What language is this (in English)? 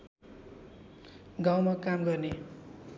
Nepali